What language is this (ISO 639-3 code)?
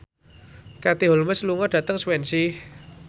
jav